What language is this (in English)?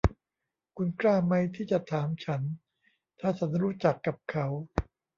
Thai